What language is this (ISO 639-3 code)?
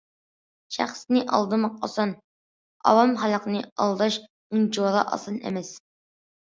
uig